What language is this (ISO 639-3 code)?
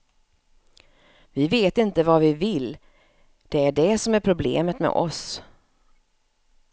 swe